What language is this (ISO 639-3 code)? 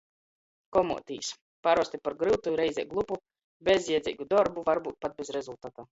ltg